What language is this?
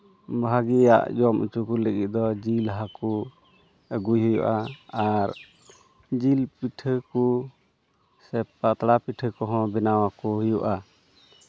Santali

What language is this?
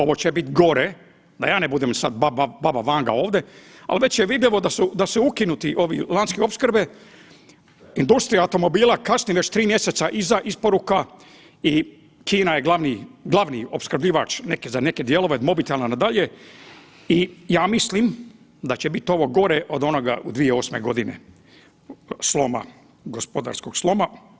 Croatian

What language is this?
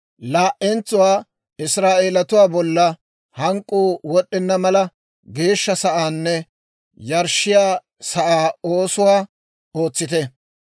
Dawro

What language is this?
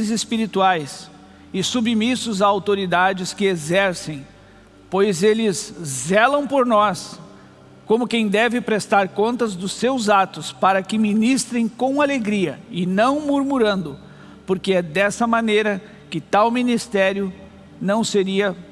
Portuguese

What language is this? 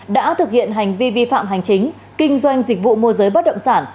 Vietnamese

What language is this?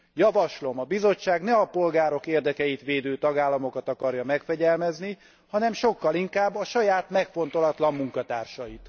Hungarian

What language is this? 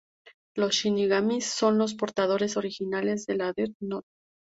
Spanish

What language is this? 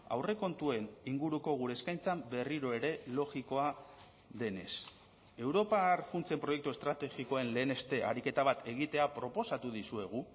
Basque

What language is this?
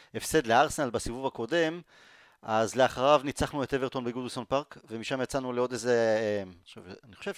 Hebrew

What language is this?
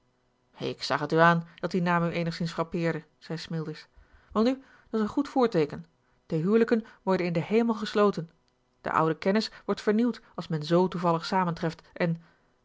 Dutch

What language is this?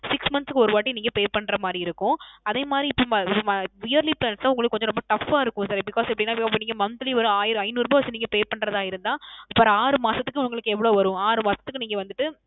Tamil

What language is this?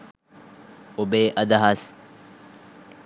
Sinhala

